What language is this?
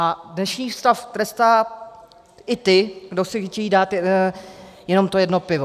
Czech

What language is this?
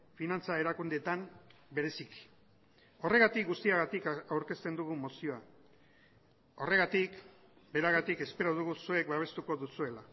Basque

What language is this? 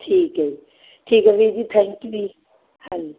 Punjabi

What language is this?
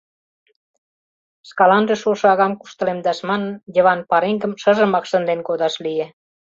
Mari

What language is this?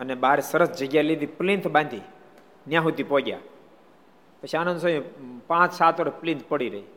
Gujarati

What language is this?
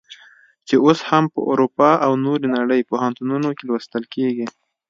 Pashto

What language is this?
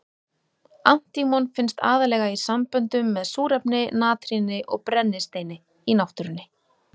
Icelandic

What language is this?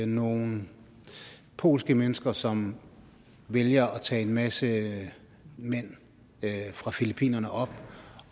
Danish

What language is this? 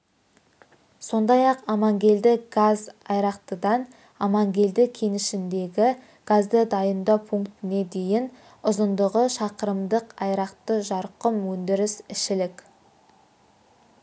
Kazakh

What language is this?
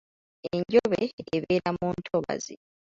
Ganda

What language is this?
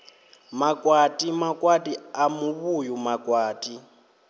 Venda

